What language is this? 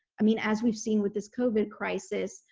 English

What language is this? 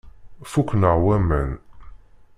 Kabyle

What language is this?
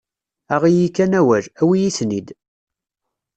Kabyle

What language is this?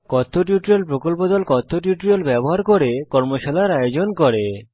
Bangla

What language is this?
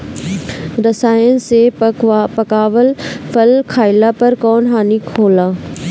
Bhojpuri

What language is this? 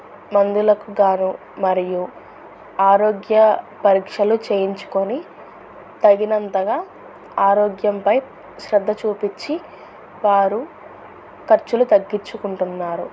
Telugu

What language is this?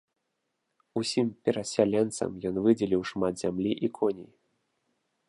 Belarusian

